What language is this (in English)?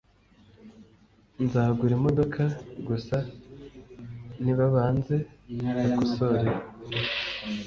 Kinyarwanda